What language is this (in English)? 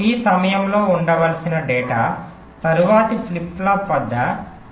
Telugu